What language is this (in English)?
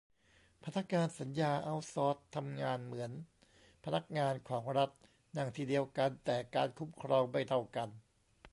Thai